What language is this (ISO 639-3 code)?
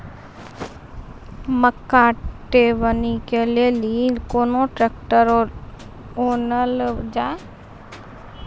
mai